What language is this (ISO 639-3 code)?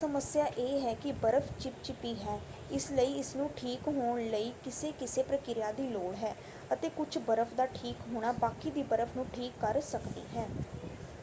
pan